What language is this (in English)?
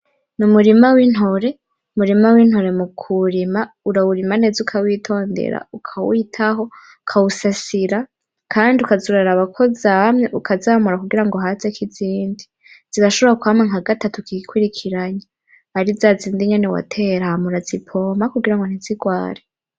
Rundi